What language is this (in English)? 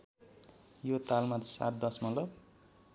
Nepali